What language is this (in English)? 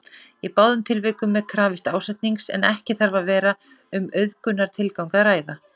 Icelandic